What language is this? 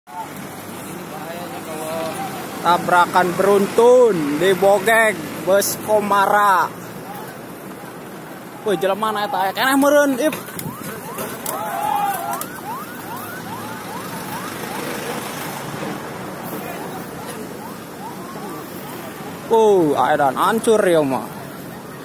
Indonesian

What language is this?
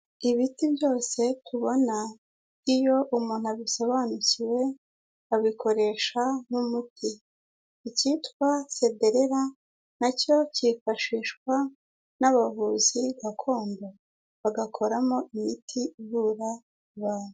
Kinyarwanda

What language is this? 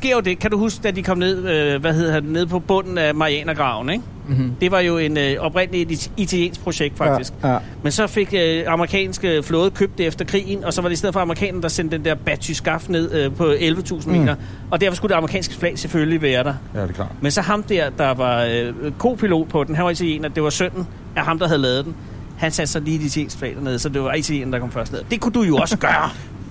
Danish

